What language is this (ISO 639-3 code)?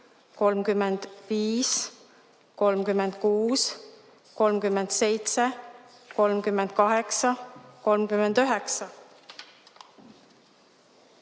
est